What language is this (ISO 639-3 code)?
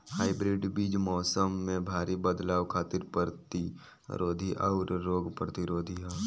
bho